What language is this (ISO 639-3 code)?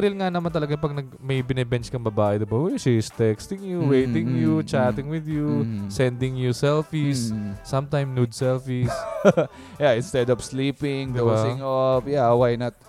fil